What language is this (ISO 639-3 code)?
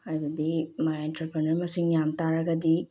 mni